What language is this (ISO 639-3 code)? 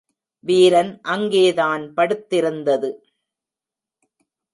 tam